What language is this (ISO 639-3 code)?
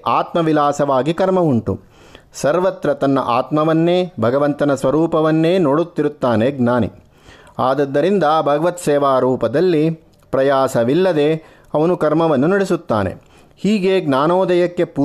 kan